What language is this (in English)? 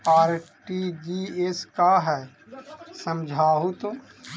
Magahi